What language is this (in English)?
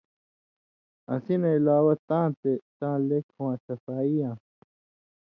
Indus Kohistani